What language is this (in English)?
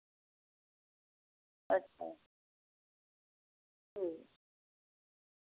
Dogri